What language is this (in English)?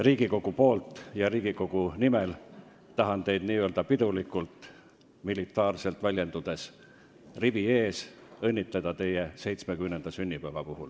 Estonian